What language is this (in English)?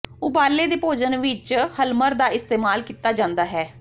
Punjabi